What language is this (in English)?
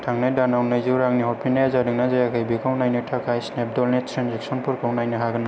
Bodo